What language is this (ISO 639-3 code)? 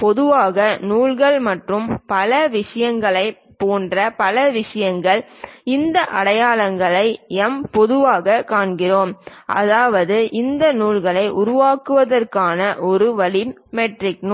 tam